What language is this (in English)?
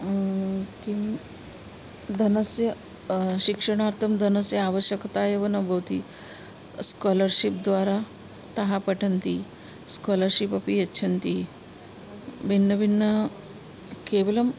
Sanskrit